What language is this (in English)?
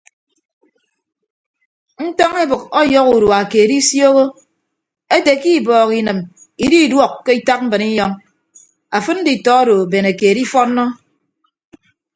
Ibibio